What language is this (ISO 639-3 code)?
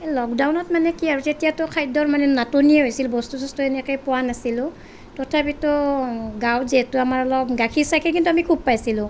asm